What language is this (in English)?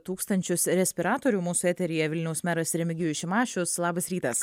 Lithuanian